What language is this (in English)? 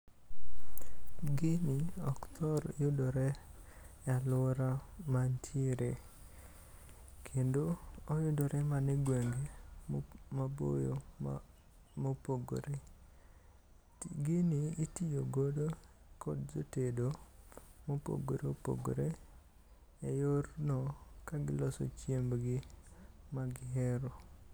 Luo (Kenya and Tanzania)